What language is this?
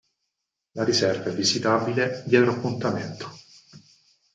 Italian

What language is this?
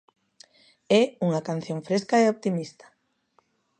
Galician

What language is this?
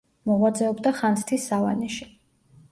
Georgian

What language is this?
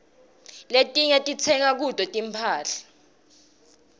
Swati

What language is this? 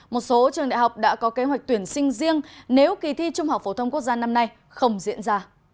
Vietnamese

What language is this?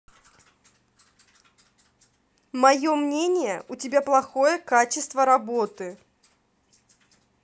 Russian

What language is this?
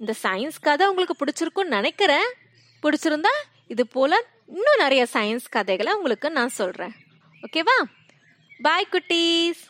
Tamil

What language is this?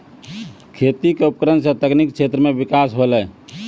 Maithili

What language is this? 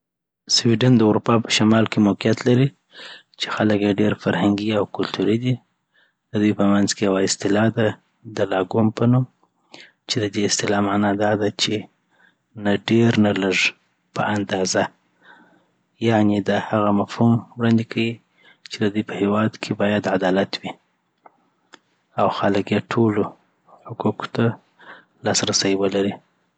Southern Pashto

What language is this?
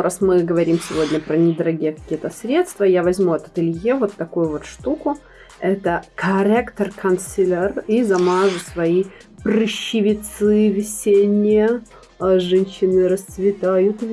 Russian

